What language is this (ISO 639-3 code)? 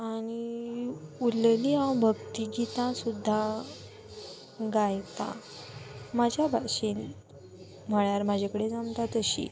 kok